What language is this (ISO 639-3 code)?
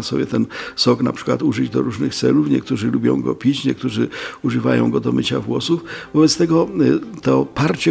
pol